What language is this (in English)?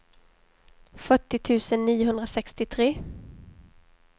Swedish